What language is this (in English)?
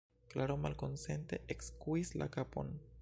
Esperanto